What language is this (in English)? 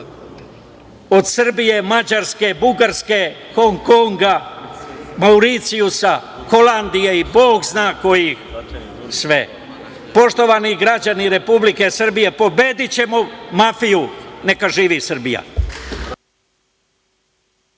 Serbian